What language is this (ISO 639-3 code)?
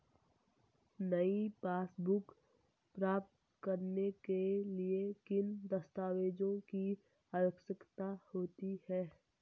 hin